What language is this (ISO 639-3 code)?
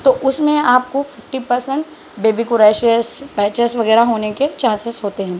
urd